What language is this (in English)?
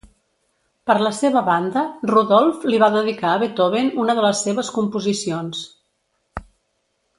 Catalan